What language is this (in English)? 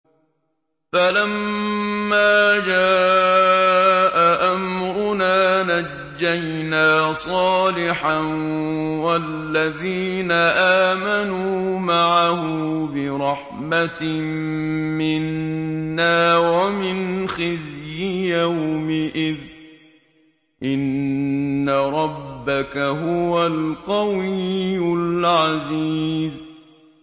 Arabic